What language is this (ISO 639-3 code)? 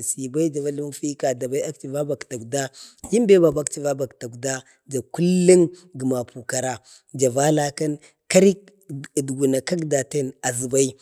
bde